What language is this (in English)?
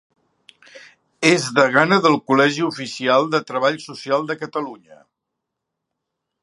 Catalan